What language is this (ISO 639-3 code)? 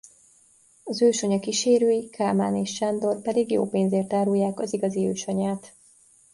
hun